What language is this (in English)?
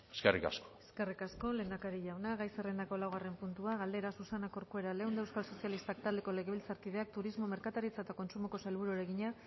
Basque